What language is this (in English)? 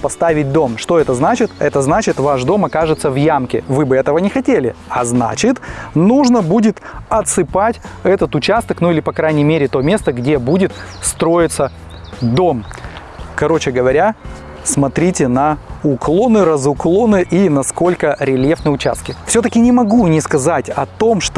Russian